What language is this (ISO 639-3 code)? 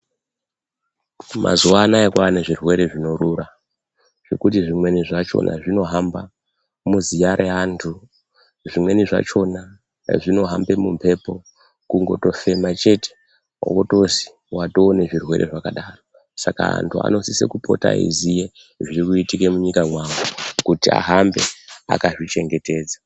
ndc